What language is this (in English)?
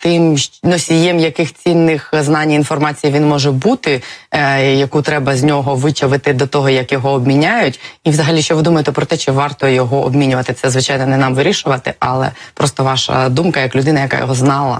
Ukrainian